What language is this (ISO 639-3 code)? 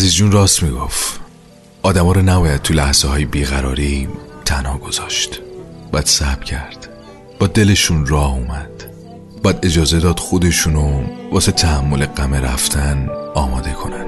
fas